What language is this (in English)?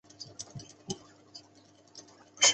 Chinese